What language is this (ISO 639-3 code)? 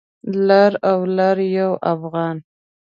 pus